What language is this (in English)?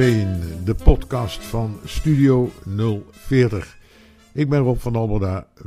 Dutch